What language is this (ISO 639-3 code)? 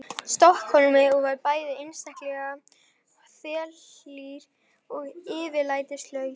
isl